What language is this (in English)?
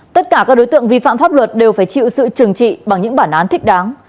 Vietnamese